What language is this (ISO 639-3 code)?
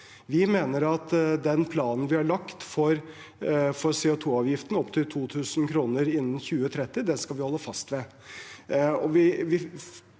nor